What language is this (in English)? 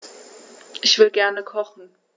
German